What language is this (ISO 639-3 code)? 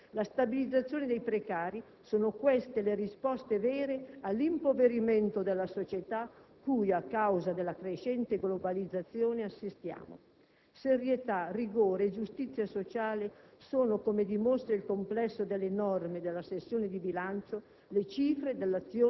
ita